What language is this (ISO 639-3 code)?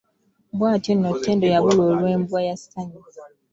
lug